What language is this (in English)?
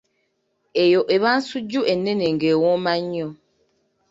Ganda